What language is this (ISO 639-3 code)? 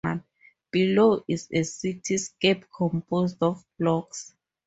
eng